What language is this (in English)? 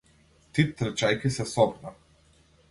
Macedonian